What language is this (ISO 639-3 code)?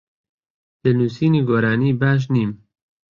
ckb